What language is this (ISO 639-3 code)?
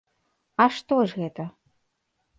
bel